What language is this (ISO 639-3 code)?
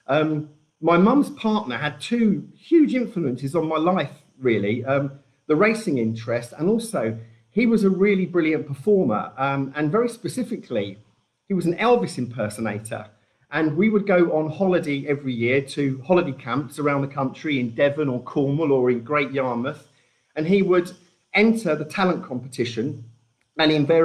eng